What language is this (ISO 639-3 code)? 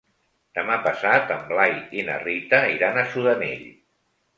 cat